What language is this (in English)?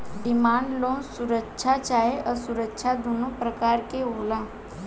Bhojpuri